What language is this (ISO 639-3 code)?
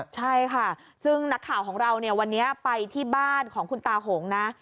tha